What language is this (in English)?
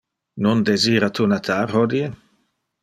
Interlingua